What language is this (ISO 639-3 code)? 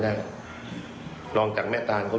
tha